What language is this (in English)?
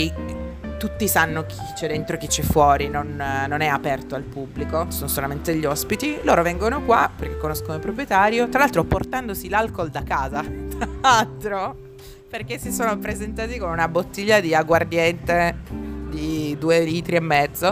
Italian